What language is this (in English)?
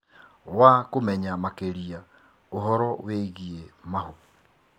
Kikuyu